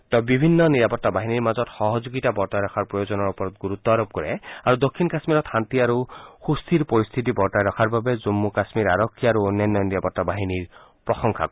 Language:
Assamese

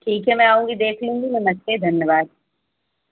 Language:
Hindi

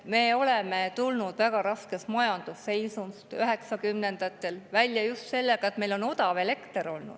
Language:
Estonian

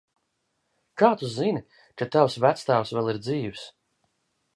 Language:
Latvian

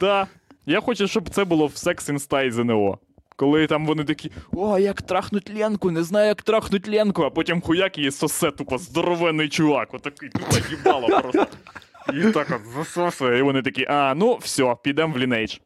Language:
Ukrainian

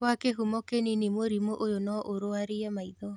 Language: Kikuyu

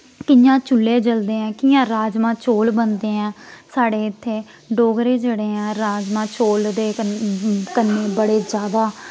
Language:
Dogri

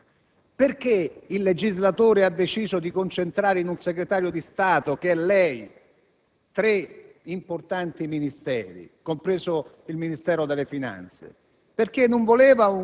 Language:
Italian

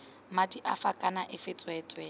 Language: Tswana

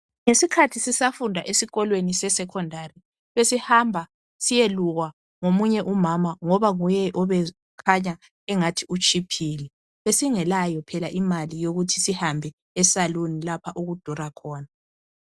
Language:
North Ndebele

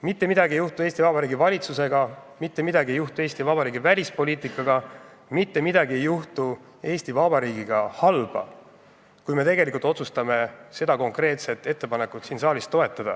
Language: Estonian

